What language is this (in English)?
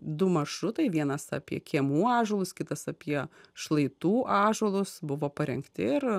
Lithuanian